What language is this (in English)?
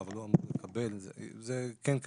Hebrew